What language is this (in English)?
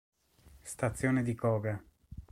Italian